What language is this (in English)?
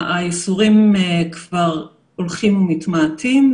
Hebrew